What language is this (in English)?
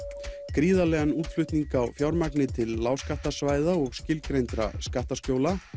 Icelandic